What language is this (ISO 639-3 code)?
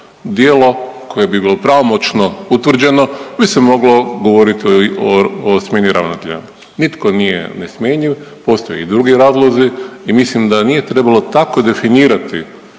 hrv